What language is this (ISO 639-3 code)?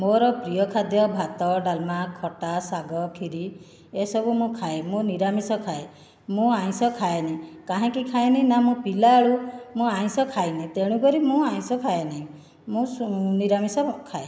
ori